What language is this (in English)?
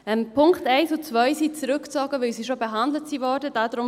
Swiss German